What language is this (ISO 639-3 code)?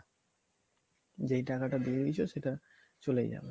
ben